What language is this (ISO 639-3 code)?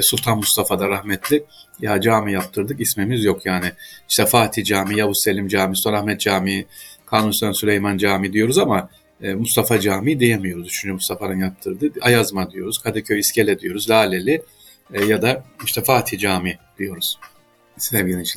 tur